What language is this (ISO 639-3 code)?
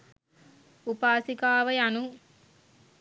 sin